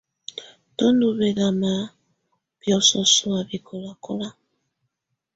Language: Tunen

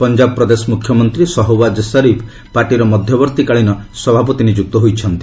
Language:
Odia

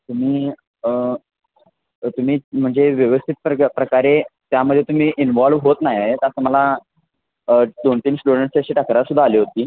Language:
Marathi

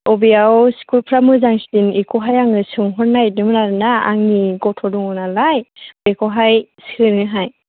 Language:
Bodo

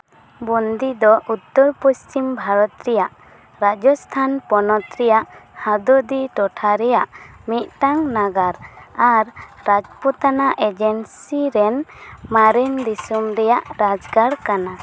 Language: Santali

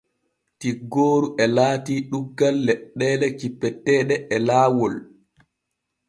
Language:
Borgu Fulfulde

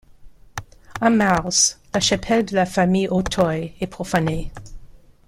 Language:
French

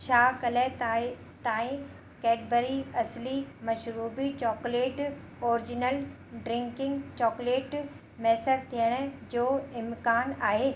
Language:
Sindhi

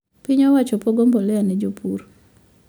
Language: Luo (Kenya and Tanzania)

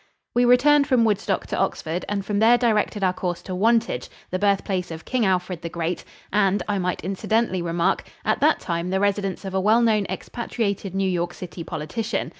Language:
English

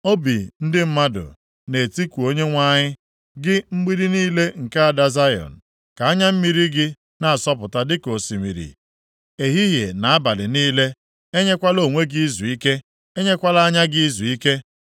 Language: Igbo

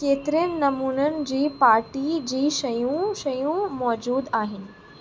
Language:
Sindhi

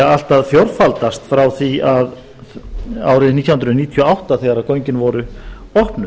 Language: Icelandic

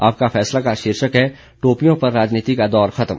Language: Hindi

